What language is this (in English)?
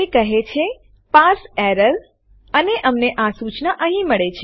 Gujarati